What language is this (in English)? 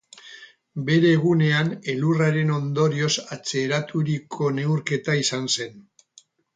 Basque